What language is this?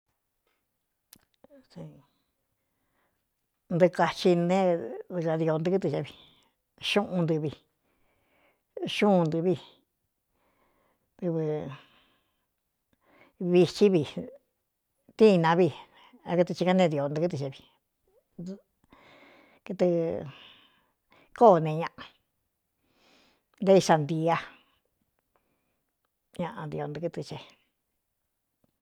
Cuyamecalco Mixtec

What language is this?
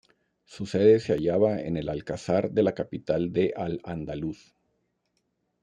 Spanish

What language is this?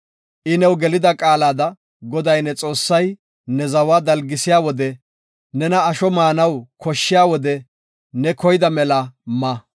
Gofa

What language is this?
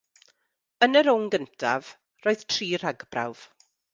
Welsh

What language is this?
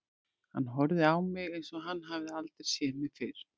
Icelandic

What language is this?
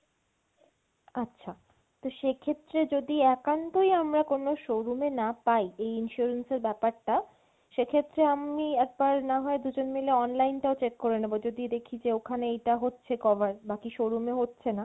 Bangla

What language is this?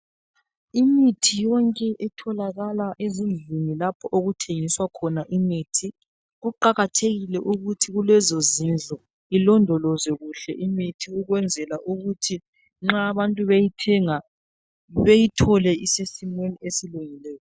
North Ndebele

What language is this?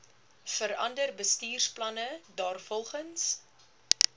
Afrikaans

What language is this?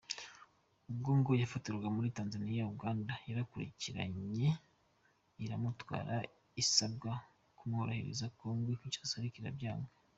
Kinyarwanda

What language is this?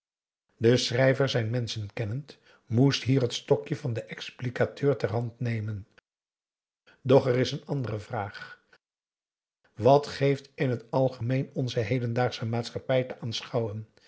Dutch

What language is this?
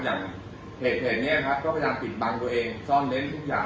Thai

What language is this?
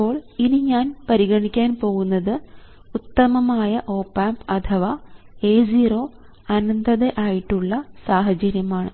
Malayalam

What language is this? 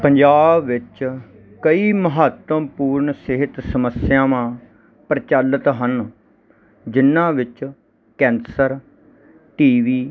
Punjabi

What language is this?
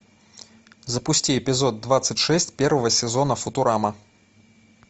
Russian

